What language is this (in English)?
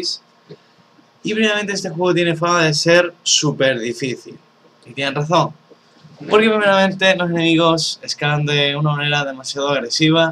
Spanish